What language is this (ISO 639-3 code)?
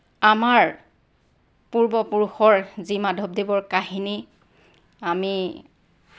asm